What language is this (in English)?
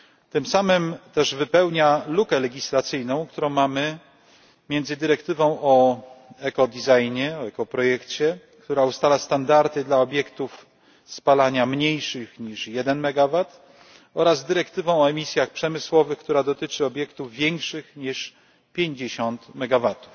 Polish